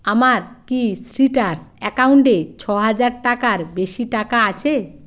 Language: Bangla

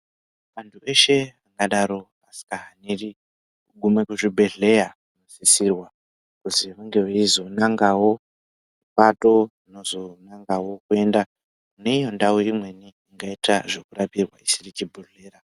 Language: Ndau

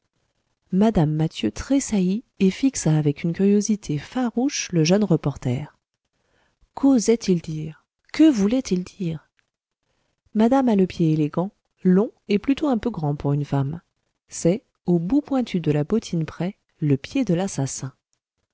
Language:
French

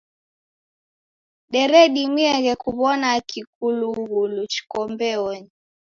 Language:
Taita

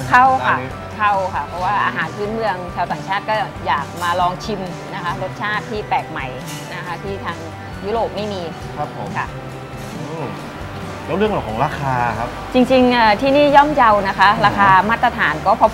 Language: Thai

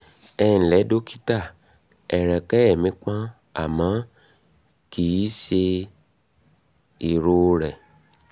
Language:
Yoruba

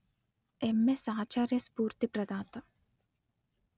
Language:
Telugu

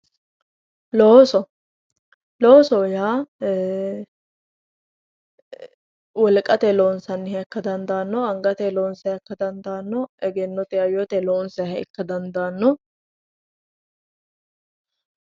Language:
Sidamo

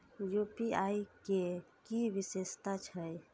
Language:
Maithili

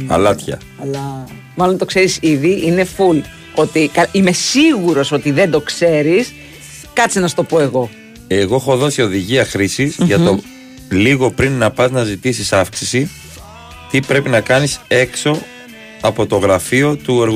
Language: Greek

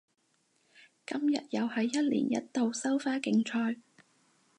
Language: Cantonese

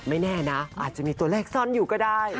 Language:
Thai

